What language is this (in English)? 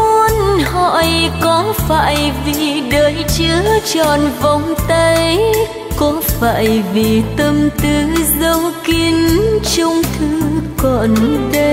Vietnamese